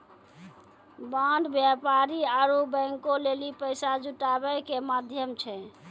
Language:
Maithili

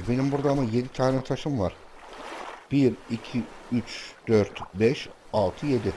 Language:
Turkish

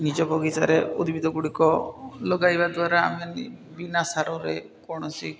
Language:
Odia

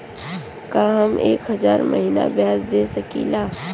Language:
Bhojpuri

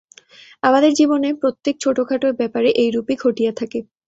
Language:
Bangla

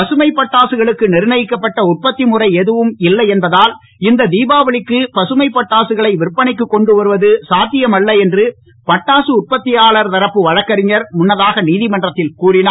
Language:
Tamil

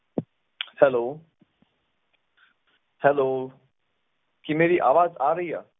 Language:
Punjabi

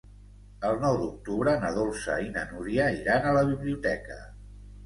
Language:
Catalan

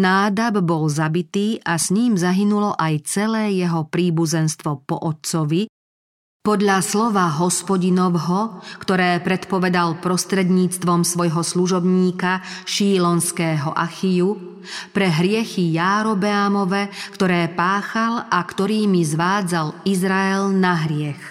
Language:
Slovak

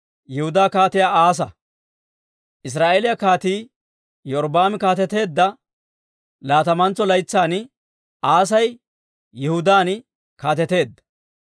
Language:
Dawro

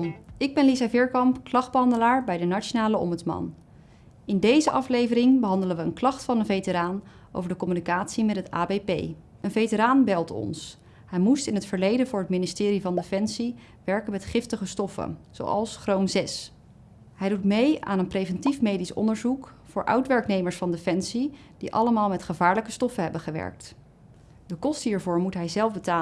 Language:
Dutch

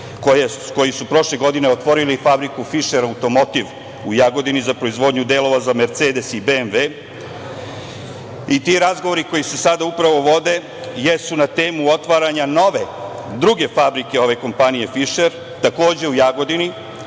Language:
Serbian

